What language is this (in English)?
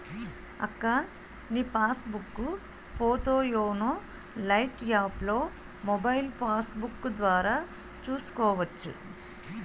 Telugu